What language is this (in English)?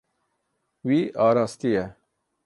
Kurdish